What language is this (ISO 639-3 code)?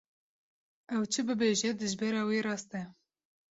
kur